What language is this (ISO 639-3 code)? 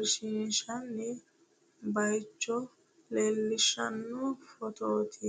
sid